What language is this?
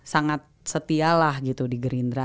Indonesian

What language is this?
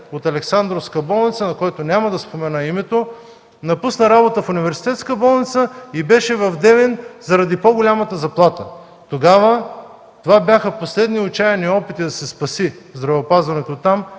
Bulgarian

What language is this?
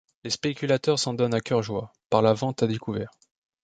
French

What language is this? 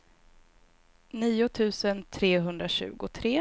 Swedish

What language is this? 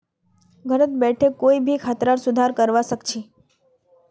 Magahi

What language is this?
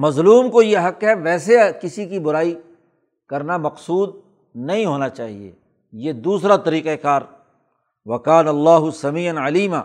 Urdu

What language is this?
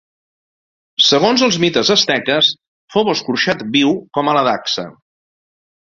Catalan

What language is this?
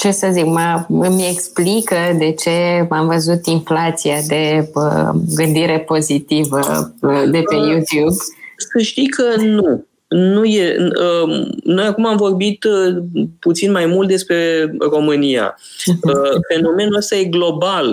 Romanian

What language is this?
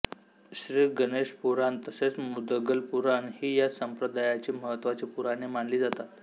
Marathi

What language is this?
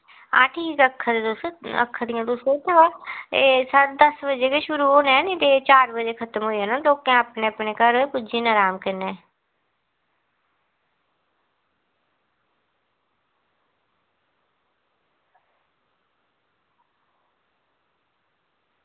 Dogri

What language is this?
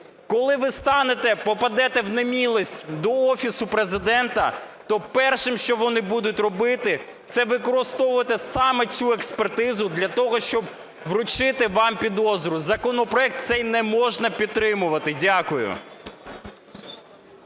Ukrainian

